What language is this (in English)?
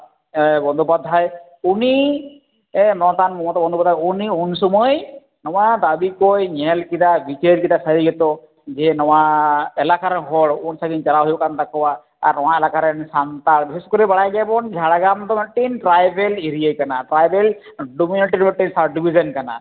Santali